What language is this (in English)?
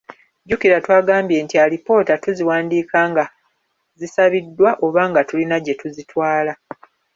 Ganda